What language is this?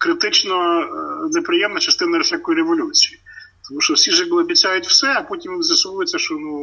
Ukrainian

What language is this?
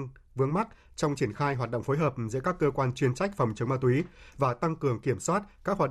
Vietnamese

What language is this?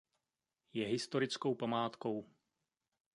Czech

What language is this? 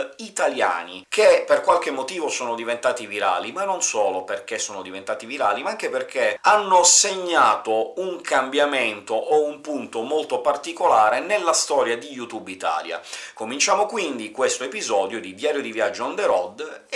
Italian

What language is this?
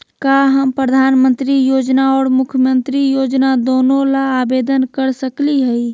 Magahi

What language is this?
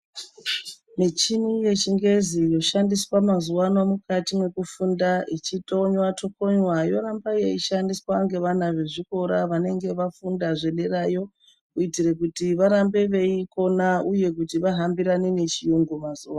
Ndau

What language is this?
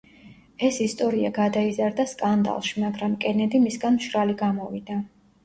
Georgian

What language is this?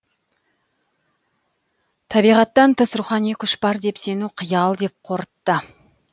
Kazakh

